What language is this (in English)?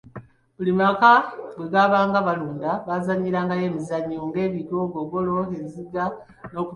Ganda